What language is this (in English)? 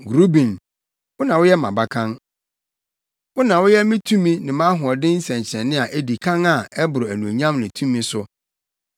Akan